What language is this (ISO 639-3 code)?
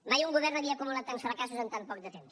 cat